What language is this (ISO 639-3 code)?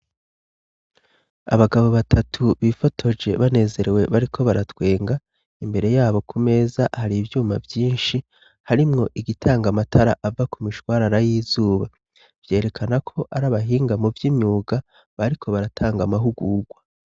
run